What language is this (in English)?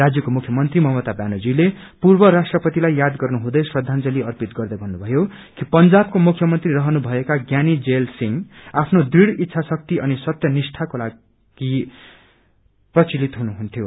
Nepali